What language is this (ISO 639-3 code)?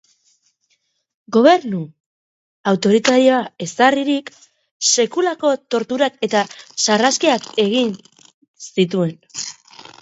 eus